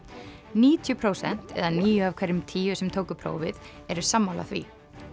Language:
Icelandic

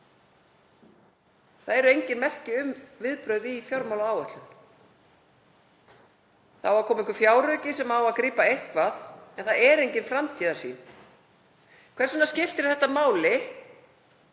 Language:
Icelandic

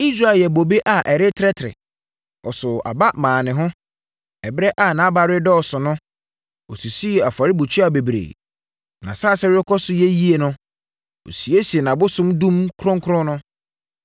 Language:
Akan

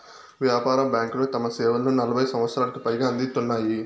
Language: Telugu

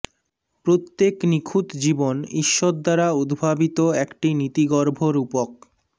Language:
Bangla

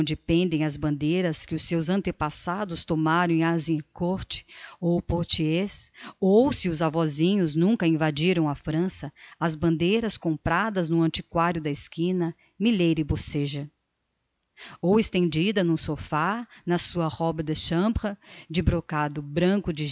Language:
Portuguese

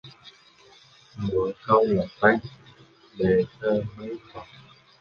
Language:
Vietnamese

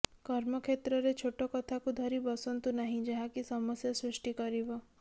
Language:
Odia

